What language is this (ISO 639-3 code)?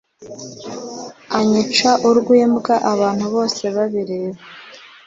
kin